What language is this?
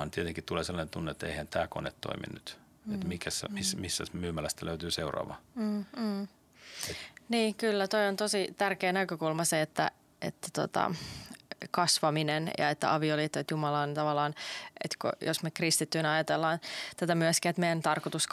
Finnish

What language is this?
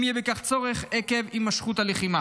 Hebrew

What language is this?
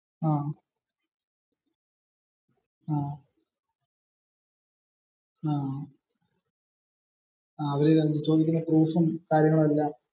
Malayalam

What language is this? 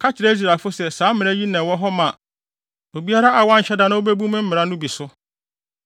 Akan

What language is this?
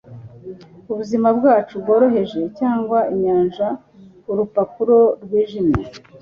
Kinyarwanda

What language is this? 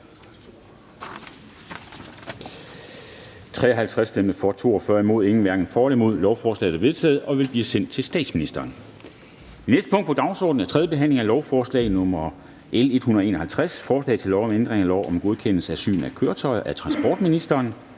Danish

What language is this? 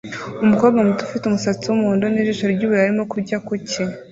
Kinyarwanda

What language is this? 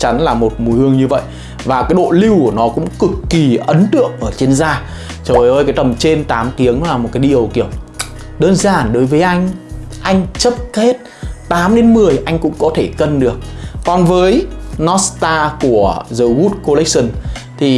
Vietnamese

